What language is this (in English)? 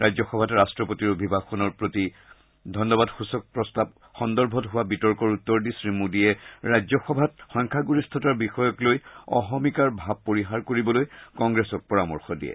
Assamese